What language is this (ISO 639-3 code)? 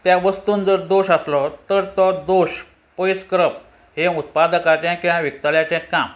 kok